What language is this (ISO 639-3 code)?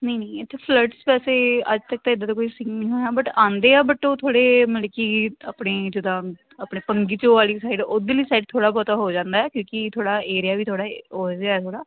pan